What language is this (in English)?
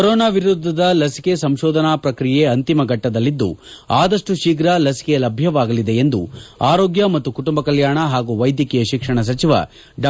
Kannada